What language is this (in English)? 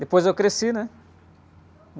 Portuguese